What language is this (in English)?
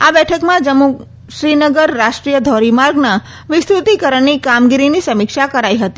Gujarati